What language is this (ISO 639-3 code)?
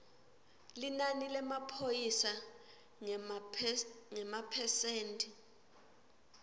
ssw